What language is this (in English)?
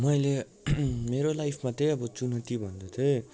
Nepali